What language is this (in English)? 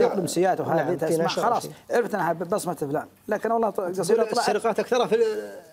Arabic